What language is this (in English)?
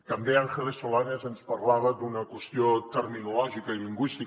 Catalan